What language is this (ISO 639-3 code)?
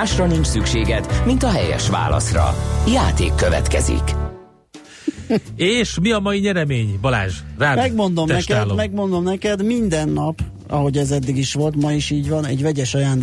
hun